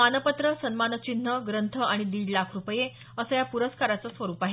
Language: Marathi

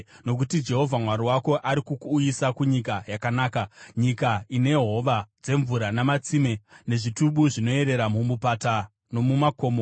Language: Shona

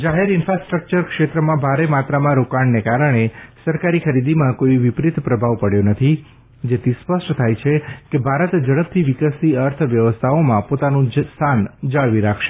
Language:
Gujarati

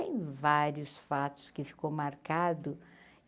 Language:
Portuguese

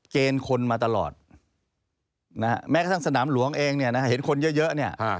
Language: Thai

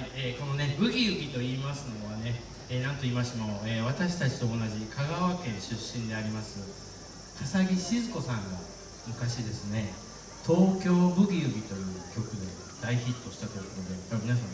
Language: Japanese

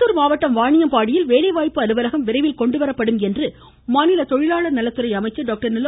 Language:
Tamil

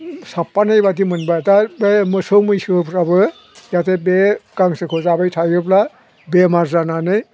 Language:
Bodo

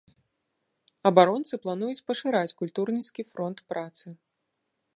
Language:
Belarusian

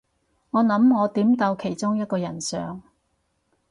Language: Cantonese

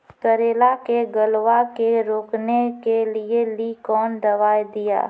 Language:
Maithili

